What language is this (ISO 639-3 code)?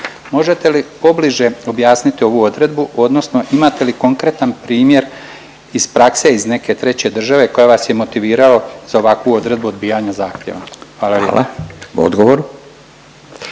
hrv